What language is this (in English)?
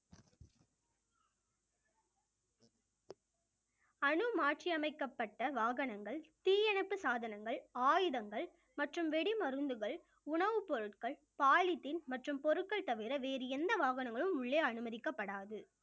Tamil